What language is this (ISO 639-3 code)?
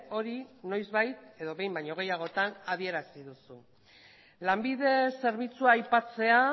eus